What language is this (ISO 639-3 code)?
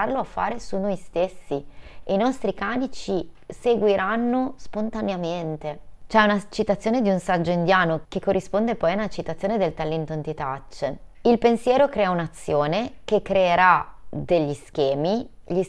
ita